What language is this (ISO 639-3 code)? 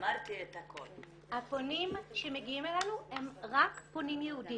heb